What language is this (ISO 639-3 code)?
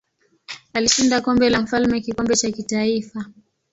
swa